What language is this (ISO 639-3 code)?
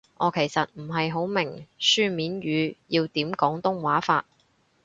yue